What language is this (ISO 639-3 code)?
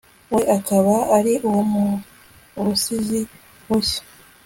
kin